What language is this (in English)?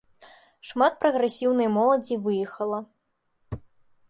Belarusian